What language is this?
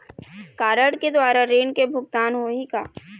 Chhattisgarhi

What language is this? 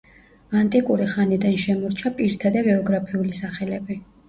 Georgian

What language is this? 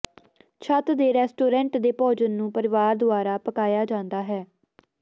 Punjabi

